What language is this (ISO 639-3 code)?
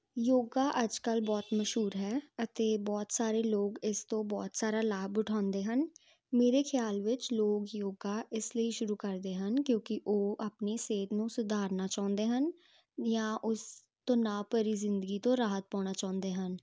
pan